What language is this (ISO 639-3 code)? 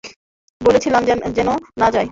ben